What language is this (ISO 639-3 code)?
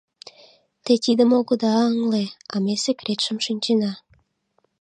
chm